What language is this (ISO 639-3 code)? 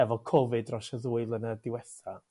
cym